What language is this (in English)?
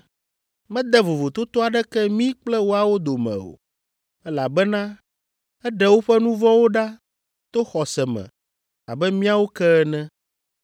Ewe